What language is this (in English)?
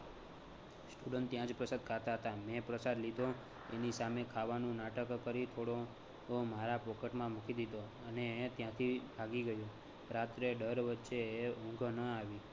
Gujarati